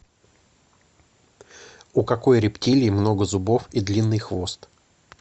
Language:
Russian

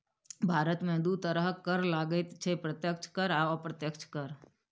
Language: Maithili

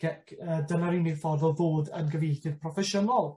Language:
Welsh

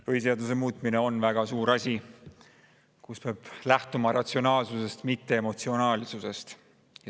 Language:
Estonian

